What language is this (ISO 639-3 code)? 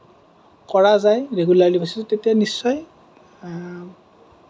asm